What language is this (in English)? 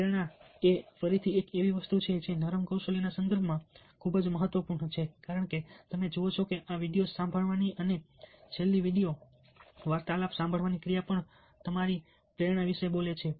Gujarati